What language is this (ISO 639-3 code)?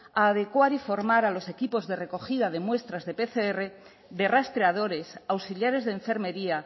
spa